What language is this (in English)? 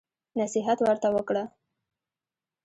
Pashto